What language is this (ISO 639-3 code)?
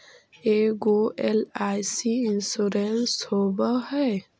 mag